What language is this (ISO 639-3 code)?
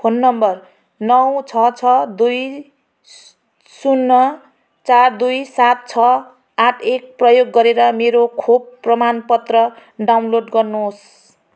nep